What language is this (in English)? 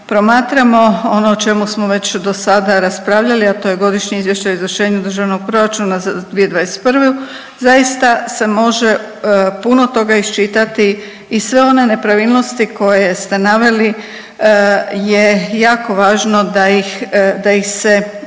Croatian